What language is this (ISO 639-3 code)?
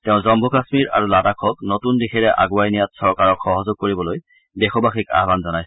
asm